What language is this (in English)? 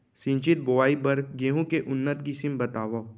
Chhattisgarhi